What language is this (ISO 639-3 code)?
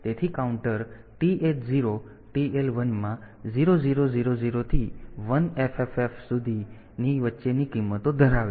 guj